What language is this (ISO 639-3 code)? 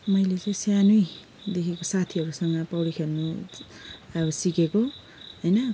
nep